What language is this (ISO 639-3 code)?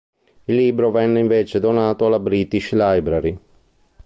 ita